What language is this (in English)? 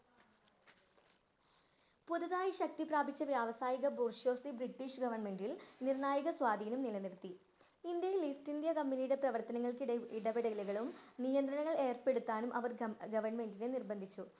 Malayalam